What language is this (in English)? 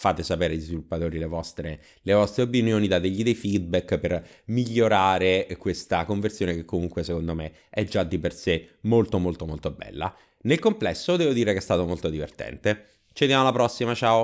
Italian